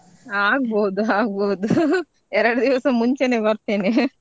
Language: Kannada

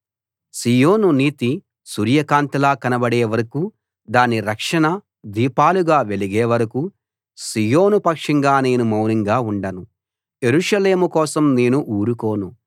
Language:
Telugu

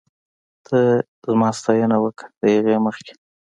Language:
Pashto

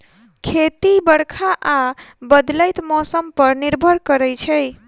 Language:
Maithili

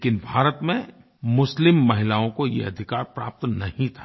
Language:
Hindi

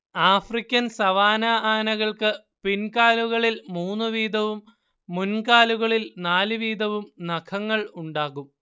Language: Malayalam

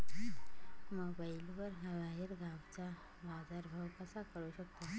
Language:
Marathi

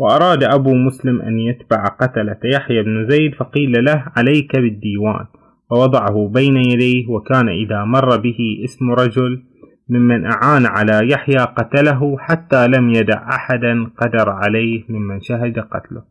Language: Arabic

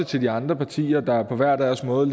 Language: Danish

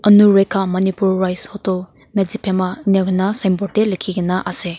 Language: Naga Pidgin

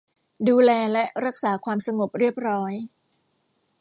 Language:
Thai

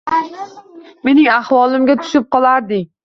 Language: Uzbek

